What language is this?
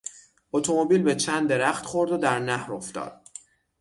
Persian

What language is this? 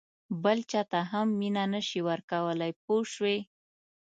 Pashto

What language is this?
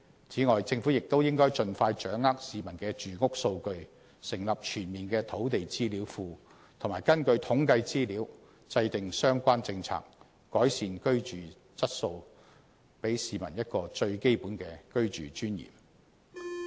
Cantonese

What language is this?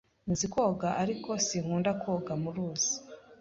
Kinyarwanda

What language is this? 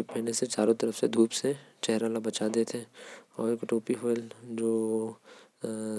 Korwa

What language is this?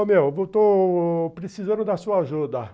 Portuguese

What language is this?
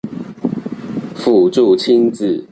Chinese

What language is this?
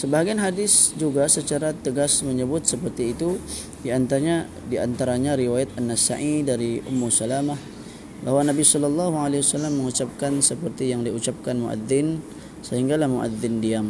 Malay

